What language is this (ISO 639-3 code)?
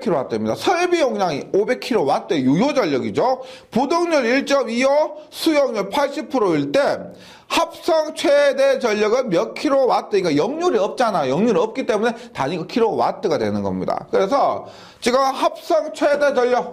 kor